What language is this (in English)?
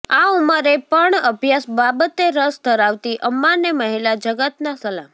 Gujarati